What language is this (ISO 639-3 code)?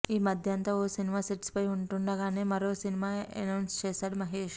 tel